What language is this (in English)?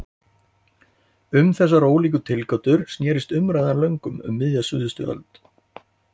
Icelandic